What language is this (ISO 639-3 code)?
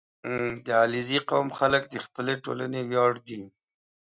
pus